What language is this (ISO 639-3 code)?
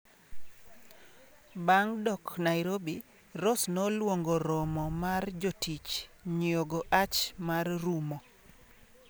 luo